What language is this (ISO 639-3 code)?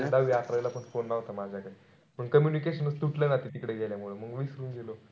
mar